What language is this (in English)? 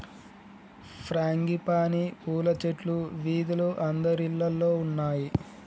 Telugu